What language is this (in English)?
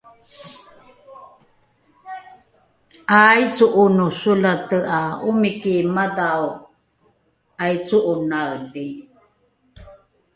Rukai